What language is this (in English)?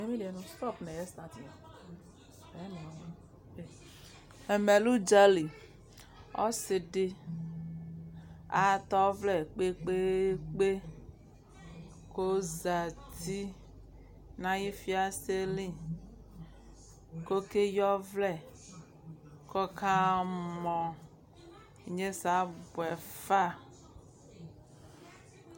Ikposo